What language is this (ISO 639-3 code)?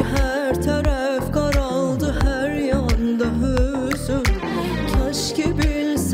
tur